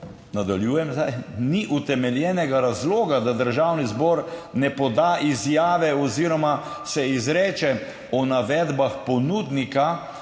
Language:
Slovenian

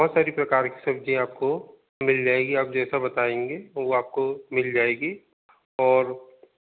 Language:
Hindi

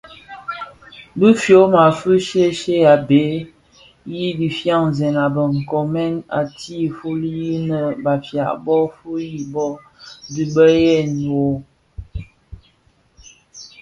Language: Bafia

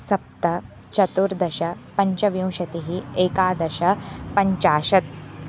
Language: Sanskrit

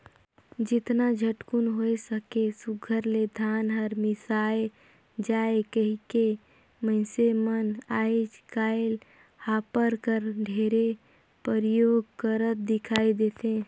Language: Chhattisgarhi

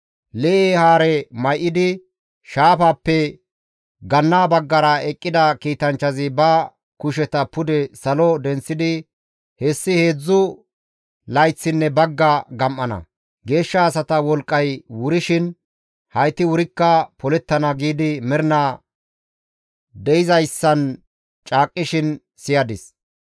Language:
Gamo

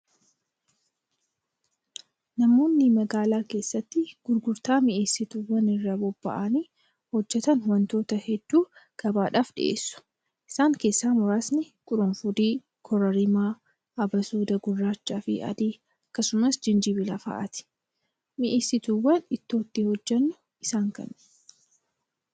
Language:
Oromo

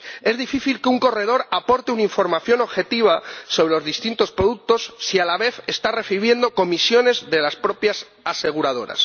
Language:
Spanish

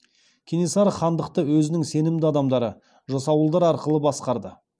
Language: Kazakh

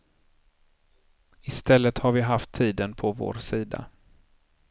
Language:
Swedish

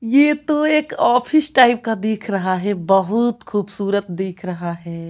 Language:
Hindi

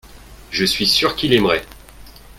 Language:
French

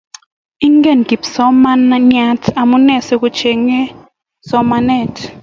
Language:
Kalenjin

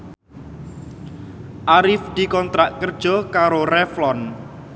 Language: Javanese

